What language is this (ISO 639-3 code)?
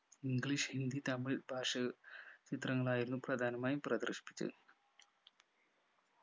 mal